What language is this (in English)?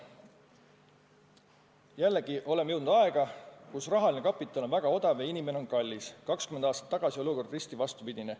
Estonian